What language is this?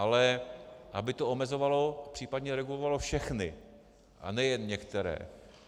Czech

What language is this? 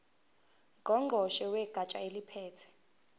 Zulu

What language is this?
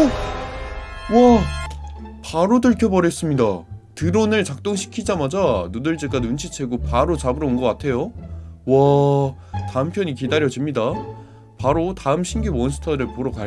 Korean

